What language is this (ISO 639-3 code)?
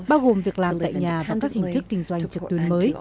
vie